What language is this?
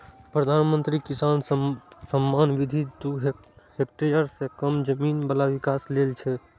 Maithili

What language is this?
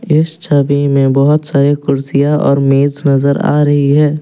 Hindi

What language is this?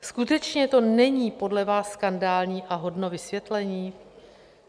Czech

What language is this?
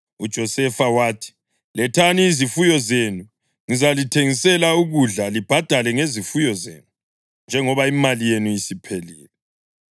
North Ndebele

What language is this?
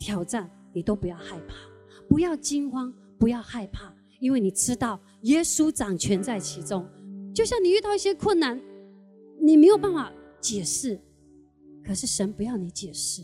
Chinese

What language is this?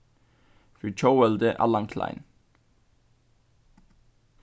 Faroese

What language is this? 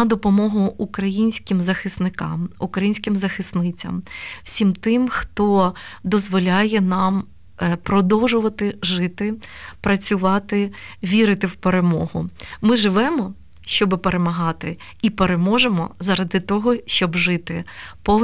Ukrainian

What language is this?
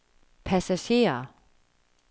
Danish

